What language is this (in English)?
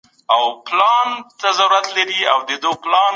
Pashto